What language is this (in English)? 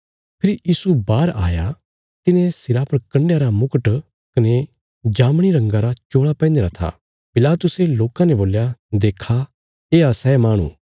Bilaspuri